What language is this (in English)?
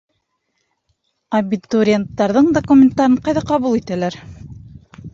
Bashkir